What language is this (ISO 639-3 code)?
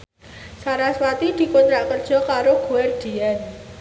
jav